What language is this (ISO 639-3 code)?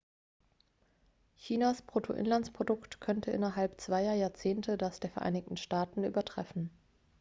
deu